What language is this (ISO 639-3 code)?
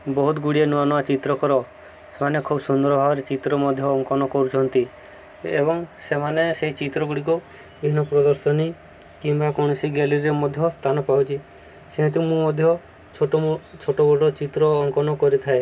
ori